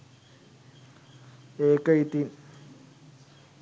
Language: Sinhala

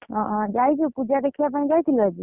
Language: Odia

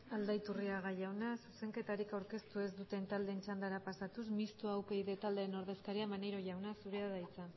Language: Basque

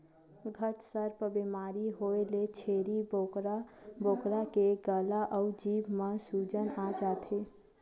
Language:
Chhattisgarhi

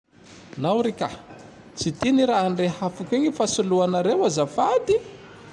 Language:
Tandroy-Mahafaly Malagasy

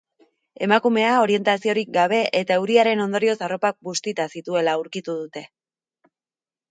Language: Basque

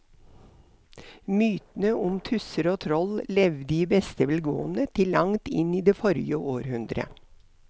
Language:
Norwegian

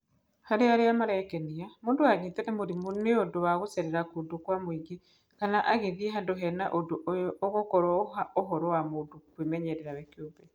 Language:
Kikuyu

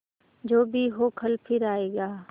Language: Hindi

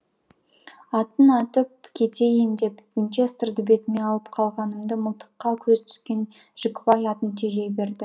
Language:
Kazakh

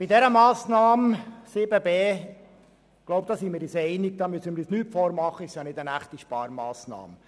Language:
Swiss German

